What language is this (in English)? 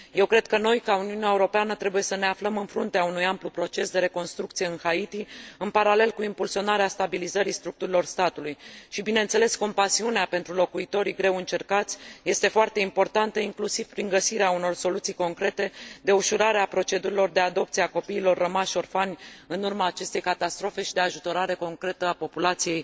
Romanian